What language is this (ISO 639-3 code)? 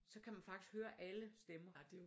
dan